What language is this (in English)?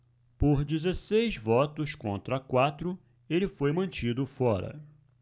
Portuguese